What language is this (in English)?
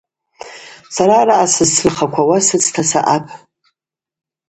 Abaza